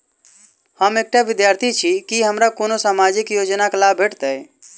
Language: Maithili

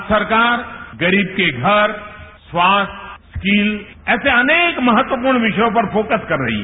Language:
Hindi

